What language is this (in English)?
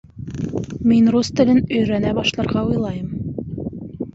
Bashkir